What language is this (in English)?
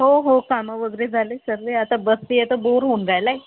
Marathi